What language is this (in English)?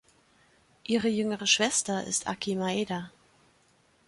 German